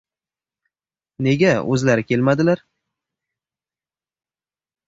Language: Uzbek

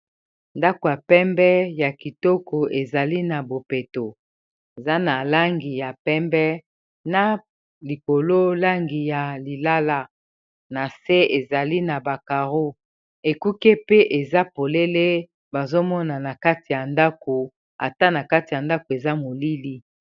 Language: Lingala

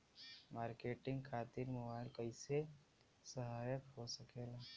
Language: Bhojpuri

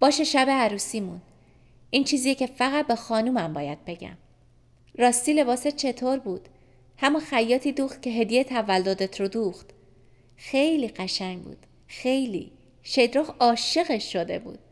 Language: Persian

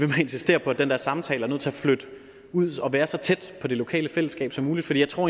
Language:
Danish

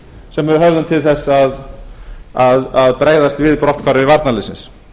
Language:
Icelandic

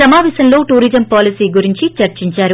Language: Telugu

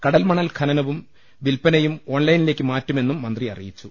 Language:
Malayalam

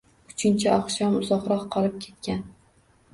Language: Uzbek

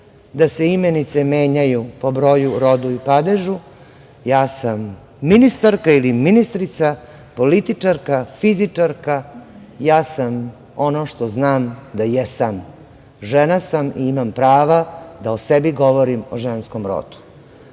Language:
Serbian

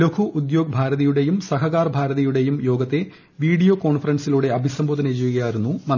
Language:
Malayalam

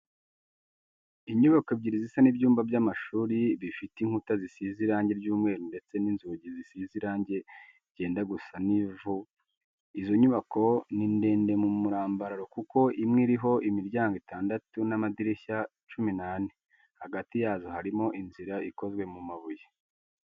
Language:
Kinyarwanda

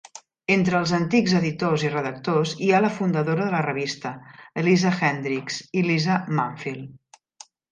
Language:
Catalan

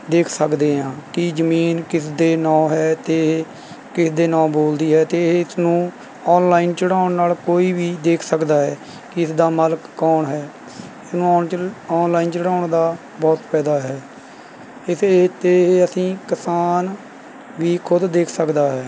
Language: Punjabi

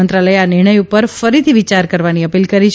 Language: Gujarati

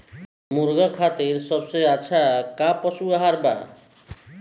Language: Bhojpuri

